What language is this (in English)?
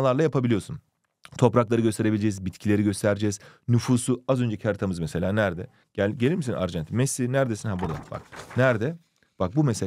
Turkish